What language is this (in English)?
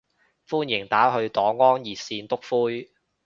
Cantonese